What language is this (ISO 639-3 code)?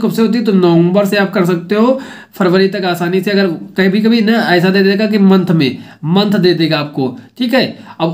hin